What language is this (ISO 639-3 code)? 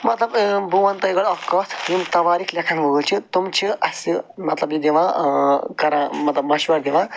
kas